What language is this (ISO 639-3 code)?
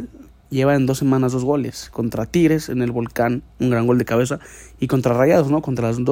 spa